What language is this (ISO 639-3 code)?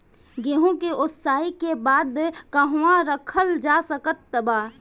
bho